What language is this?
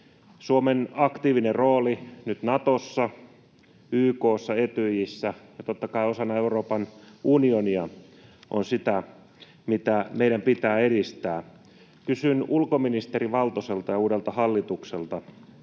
Finnish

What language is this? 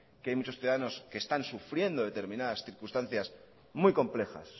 Spanish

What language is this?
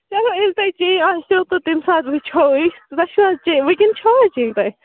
Kashmiri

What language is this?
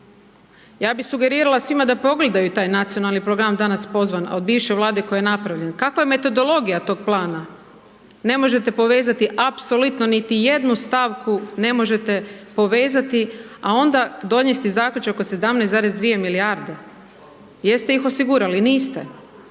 Croatian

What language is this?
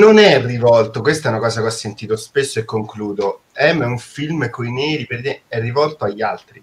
Italian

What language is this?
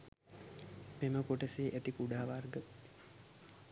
Sinhala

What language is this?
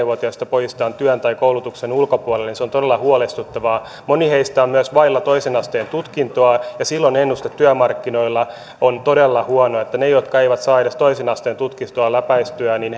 Finnish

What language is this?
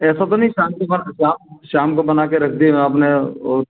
Hindi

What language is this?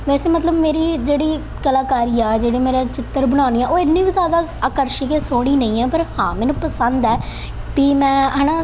Punjabi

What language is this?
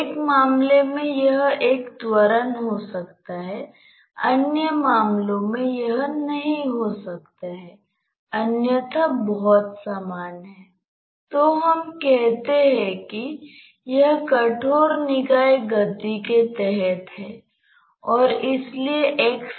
Hindi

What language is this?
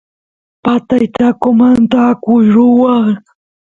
Santiago del Estero Quichua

